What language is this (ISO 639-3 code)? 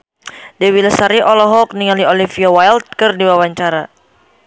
sun